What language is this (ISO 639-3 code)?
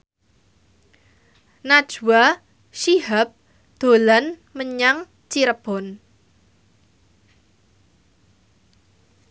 jav